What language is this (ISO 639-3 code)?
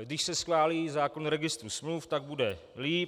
ces